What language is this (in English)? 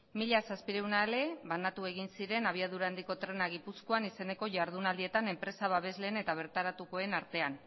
Basque